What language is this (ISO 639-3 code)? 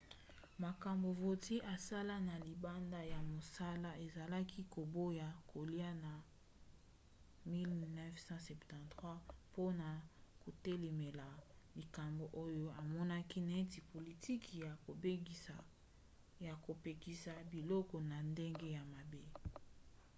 lin